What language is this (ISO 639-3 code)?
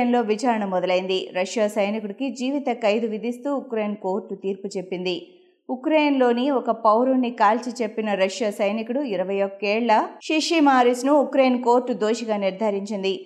tel